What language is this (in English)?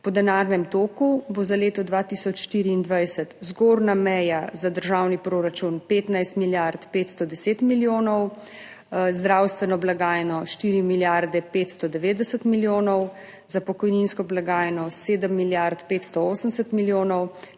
Slovenian